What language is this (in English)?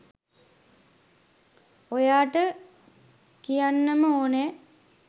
Sinhala